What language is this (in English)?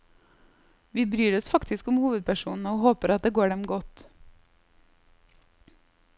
Norwegian